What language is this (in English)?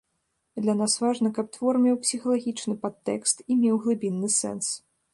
Belarusian